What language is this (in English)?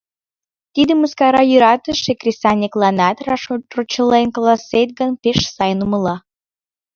Mari